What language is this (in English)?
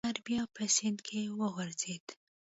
Pashto